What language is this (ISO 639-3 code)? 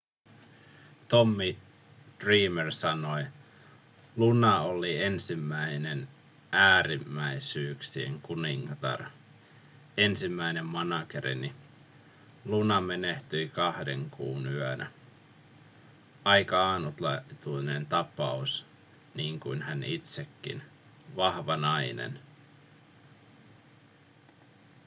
fin